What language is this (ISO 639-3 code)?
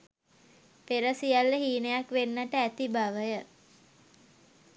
sin